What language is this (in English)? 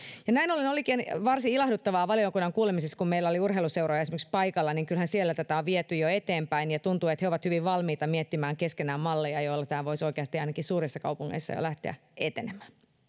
Finnish